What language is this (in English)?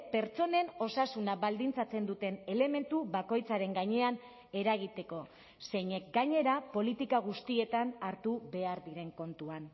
Basque